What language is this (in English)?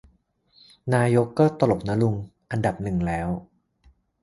Thai